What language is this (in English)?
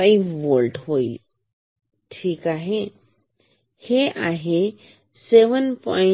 Marathi